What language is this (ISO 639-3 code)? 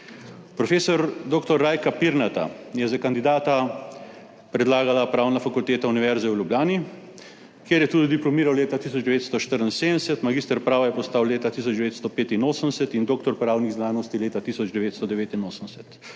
slv